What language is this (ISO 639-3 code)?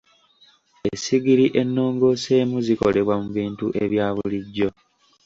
lug